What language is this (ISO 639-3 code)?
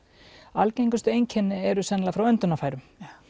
isl